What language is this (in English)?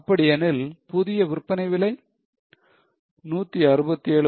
Tamil